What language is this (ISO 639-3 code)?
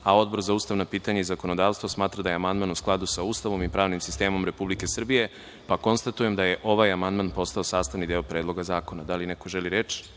srp